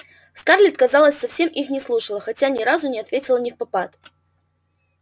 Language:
Russian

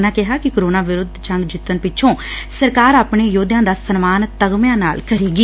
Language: Punjabi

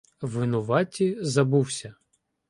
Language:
Ukrainian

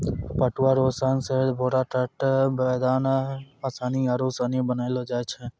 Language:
Maithili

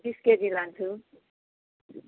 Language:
Nepali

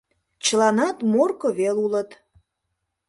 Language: Mari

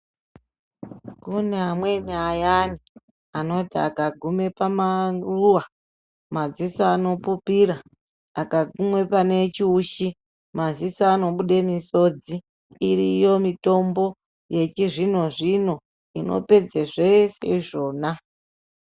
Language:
Ndau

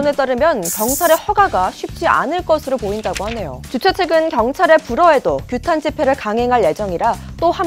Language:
Korean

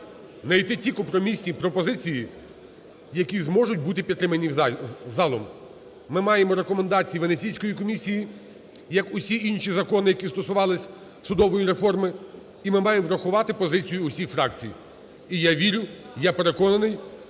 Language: Ukrainian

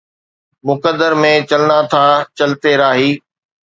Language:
Sindhi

